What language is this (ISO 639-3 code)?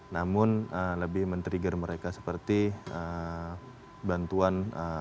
ind